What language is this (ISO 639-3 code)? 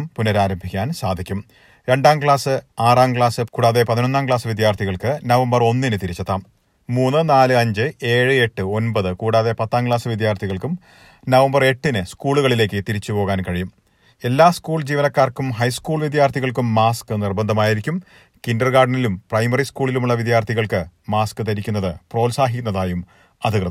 mal